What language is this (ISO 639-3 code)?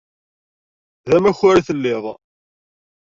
kab